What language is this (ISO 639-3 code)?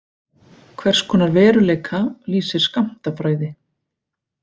isl